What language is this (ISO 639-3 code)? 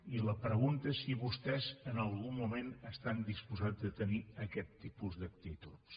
cat